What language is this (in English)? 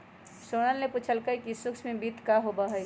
Magahi